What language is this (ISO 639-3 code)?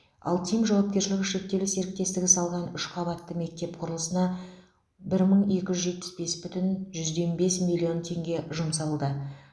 kaz